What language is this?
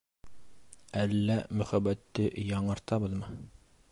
Bashkir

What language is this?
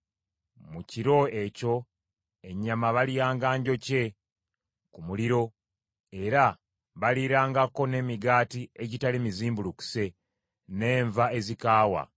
Ganda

